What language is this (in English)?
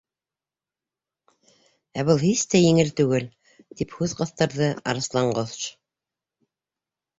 Bashkir